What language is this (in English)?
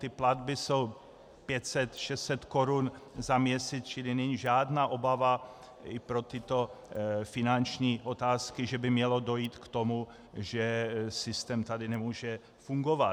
Czech